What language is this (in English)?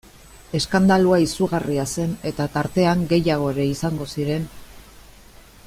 Basque